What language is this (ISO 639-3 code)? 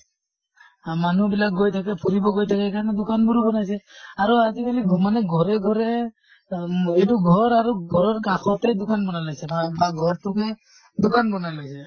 asm